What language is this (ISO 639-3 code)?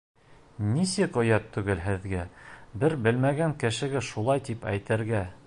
bak